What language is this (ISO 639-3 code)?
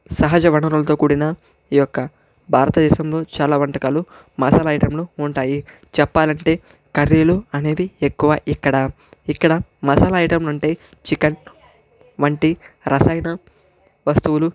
tel